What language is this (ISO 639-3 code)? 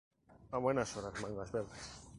spa